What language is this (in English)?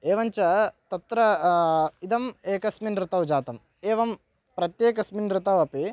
Sanskrit